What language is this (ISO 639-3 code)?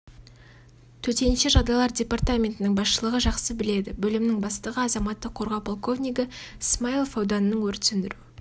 kaz